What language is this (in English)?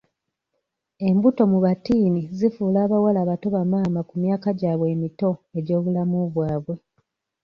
Ganda